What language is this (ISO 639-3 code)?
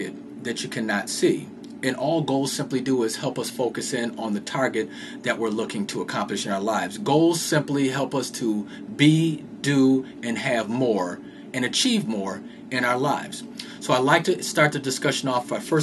eng